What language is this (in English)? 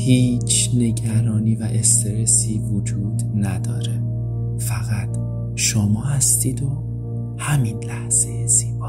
Persian